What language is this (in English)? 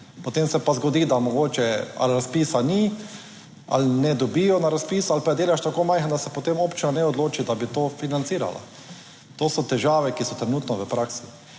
Slovenian